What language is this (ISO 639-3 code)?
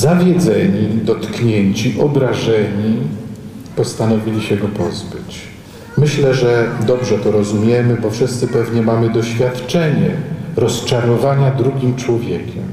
pol